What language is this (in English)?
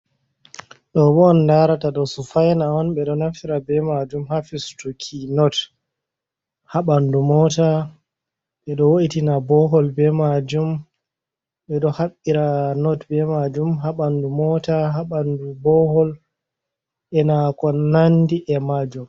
Fula